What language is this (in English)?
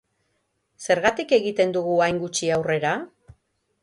Basque